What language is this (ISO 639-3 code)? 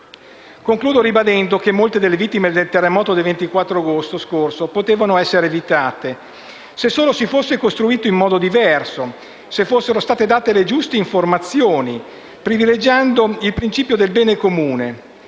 ita